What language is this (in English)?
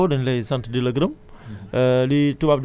Wolof